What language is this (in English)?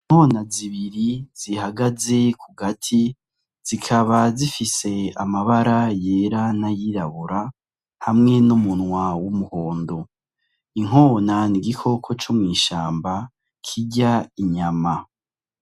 Rundi